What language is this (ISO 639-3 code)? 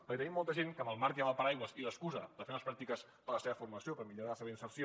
cat